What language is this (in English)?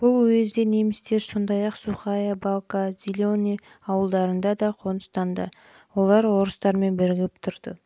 Kazakh